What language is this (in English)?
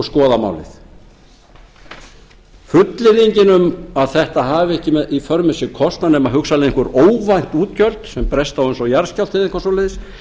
Icelandic